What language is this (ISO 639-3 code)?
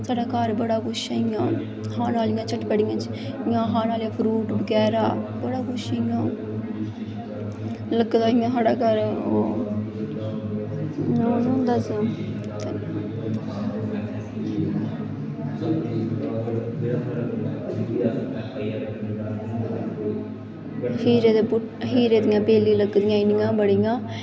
doi